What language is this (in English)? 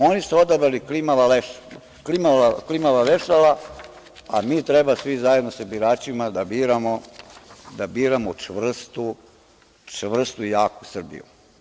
Serbian